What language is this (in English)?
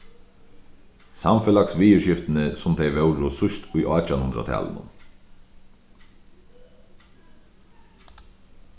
Faroese